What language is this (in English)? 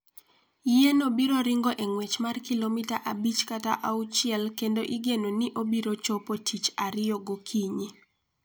Luo (Kenya and Tanzania)